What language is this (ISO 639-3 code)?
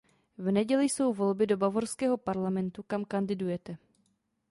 ces